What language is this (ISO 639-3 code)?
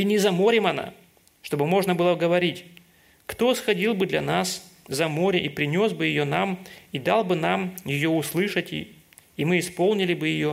rus